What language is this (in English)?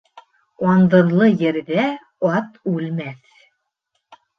Bashkir